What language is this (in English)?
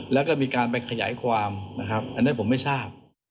Thai